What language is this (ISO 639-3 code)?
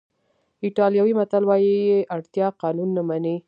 pus